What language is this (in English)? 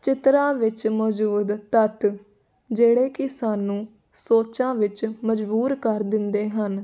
Punjabi